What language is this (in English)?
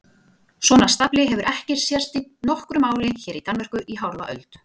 Icelandic